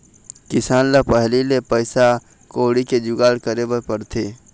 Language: Chhattisgarhi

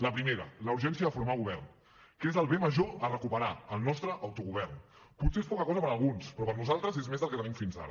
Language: Catalan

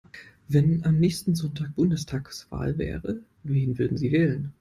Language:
German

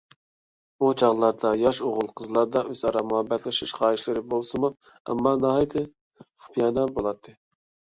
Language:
Uyghur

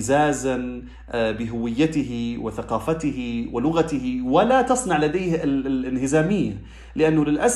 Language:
Arabic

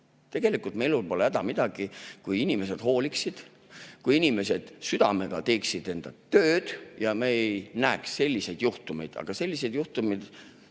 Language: Estonian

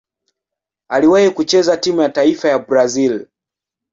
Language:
Swahili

